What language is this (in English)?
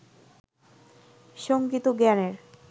Bangla